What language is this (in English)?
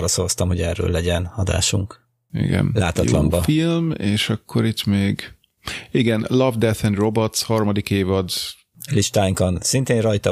Hungarian